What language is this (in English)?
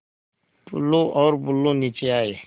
Hindi